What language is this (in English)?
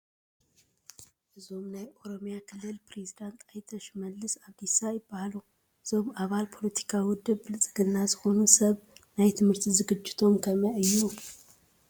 Tigrinya